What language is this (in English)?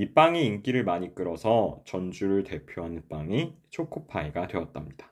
Korean